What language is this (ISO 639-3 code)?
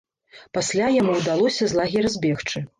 bel